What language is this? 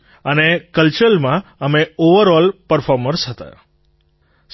Gujarati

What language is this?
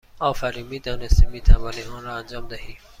Persian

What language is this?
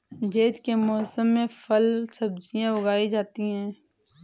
Hindi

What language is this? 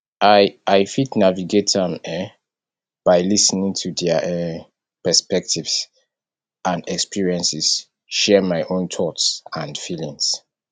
Nigerian Pidgin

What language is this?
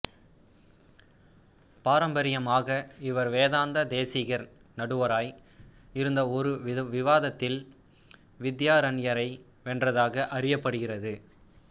Tamil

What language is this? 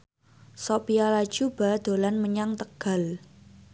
Javanese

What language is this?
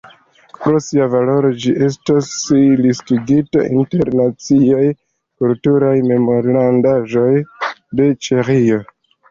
Esperanto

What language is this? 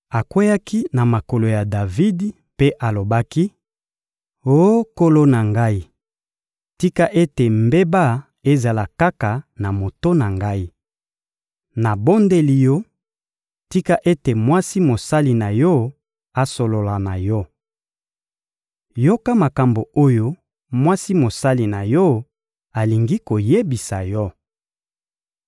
Lingala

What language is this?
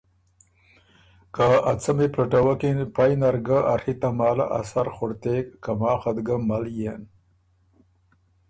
Ormuri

